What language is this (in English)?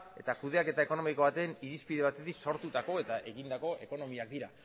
Basque